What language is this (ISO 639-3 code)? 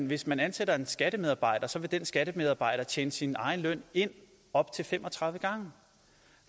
dan